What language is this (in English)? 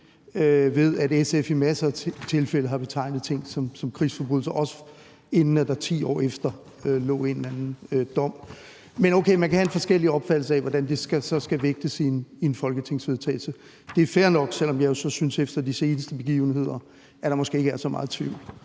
Danish